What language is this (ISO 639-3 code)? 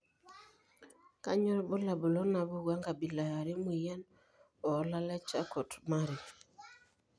mas